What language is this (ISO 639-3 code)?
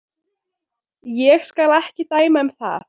isl